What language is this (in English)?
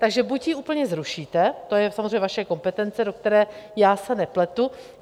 Czech